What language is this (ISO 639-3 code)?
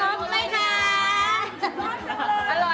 tha